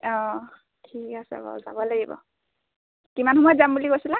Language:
Assamese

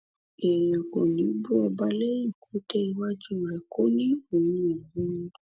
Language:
Yoruba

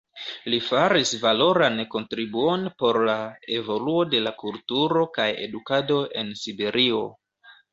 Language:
Esperanto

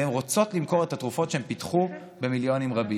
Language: Hebrew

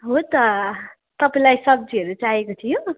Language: Nepali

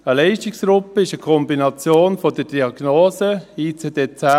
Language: Swiss German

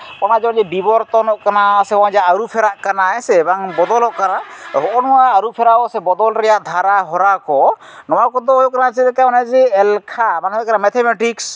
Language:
Santali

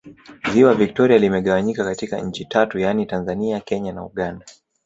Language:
Swahili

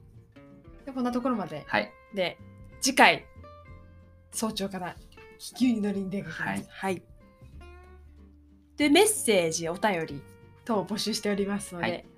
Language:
Japanese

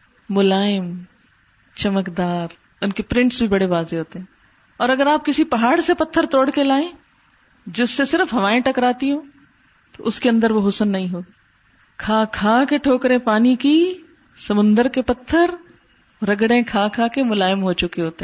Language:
Urdu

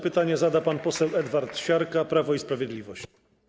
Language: Polish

